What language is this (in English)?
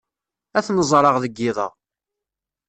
Kabyle